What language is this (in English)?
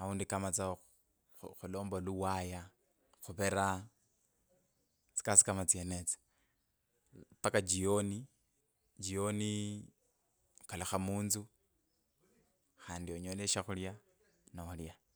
Kabras